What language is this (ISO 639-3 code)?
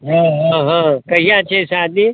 mai